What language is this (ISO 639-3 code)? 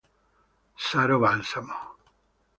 ita